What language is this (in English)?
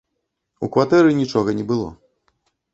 Belarusian